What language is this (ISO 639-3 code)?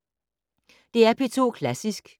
dan